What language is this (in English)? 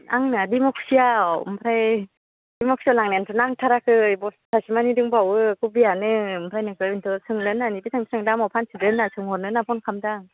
Bodo